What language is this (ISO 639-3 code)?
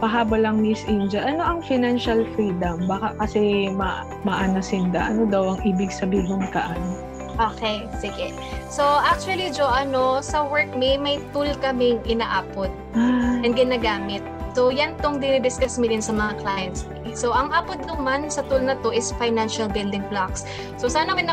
fil